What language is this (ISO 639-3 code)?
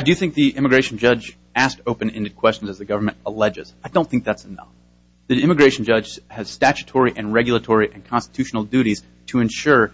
eng